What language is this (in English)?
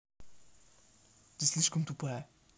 Russian